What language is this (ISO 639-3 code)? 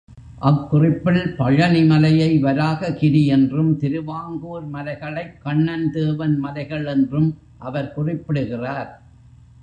tam